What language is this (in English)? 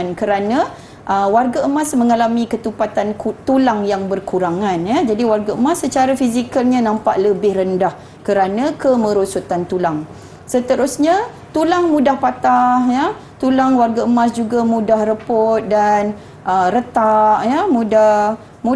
Malay